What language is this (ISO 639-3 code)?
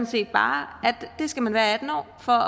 dan